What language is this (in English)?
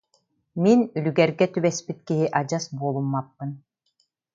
Yakut